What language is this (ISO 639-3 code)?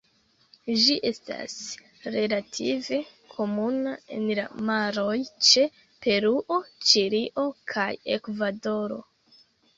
epo